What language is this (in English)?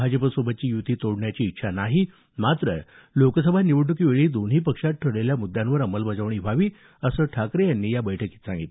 Marathi